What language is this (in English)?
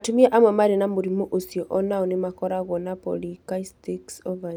Kikuyu